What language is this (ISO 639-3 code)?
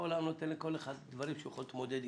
heb